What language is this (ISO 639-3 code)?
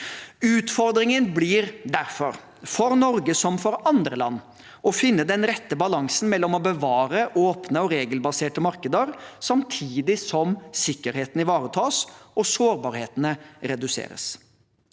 nor